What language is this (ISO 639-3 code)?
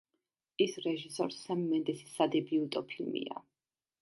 kat